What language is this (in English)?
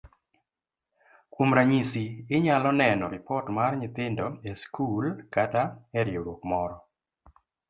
Luo (Kenya and Tanzania)